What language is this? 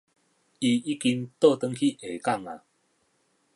Min Nan Chinese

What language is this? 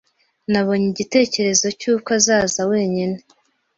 Kinyarwanda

